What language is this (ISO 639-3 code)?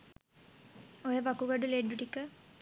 sin